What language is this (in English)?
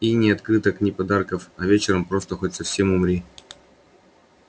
Russian